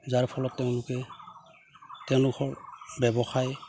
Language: Assamese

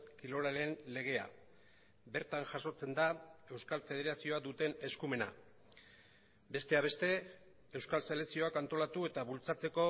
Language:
Basque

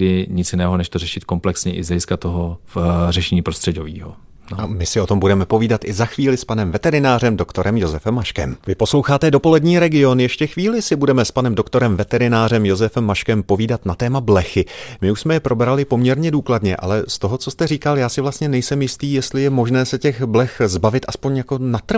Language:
Czech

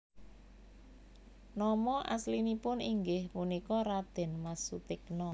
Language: Javanese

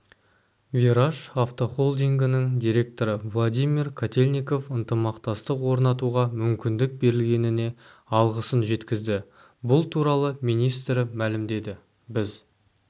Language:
Kazakh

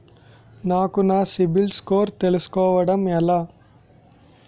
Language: Telugu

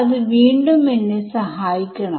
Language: Malayalam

